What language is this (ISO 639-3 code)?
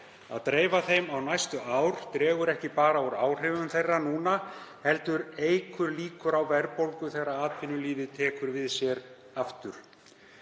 isl